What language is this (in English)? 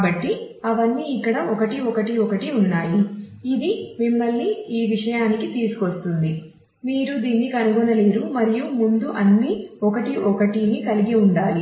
Telugu